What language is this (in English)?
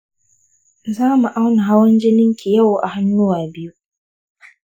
Hausa